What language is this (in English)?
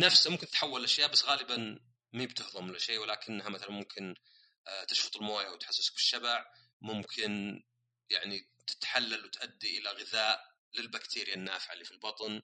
Arabic